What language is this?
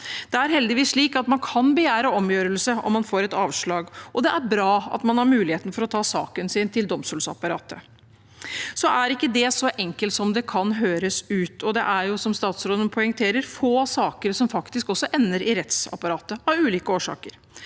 Norwegian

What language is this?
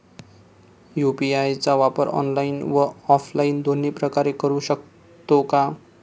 Marathi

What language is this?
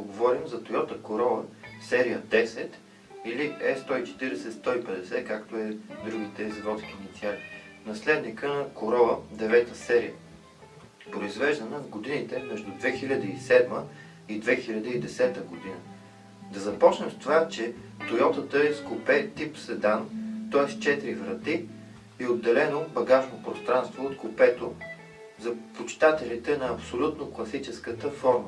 Dutch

